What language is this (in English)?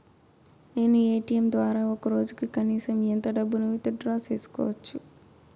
Telugu